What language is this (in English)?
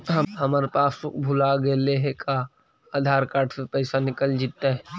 Magahi